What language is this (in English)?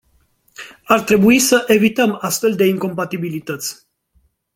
Romanian